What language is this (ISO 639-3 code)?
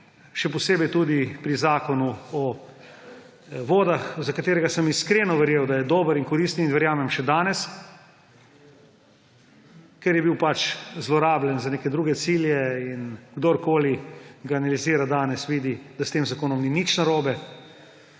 slv